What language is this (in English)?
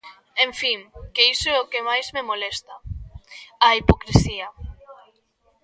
Galician